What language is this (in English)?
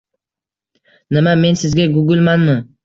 Uzbek